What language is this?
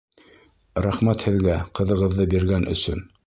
Bashkir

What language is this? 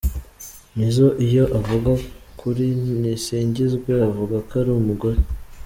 Kinyarwanda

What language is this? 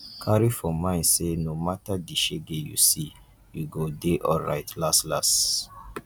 Nigerian Pidgin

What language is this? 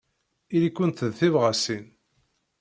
Kabyle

